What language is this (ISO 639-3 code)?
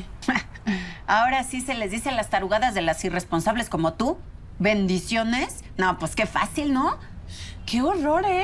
spa